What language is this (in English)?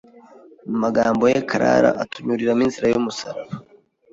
Kinyarwanda